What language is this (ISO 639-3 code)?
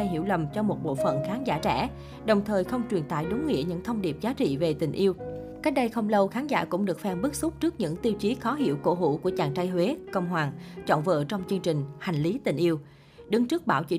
vie